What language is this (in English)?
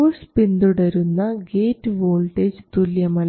Malayalam